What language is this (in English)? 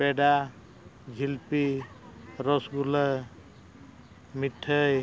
Santali